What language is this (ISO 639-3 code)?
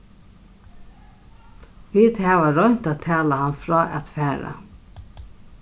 fao